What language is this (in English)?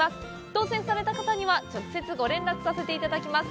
Japanese